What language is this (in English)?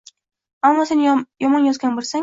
Uzbek